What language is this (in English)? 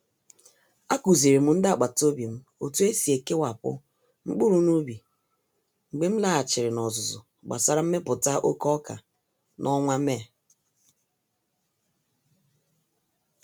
Igbo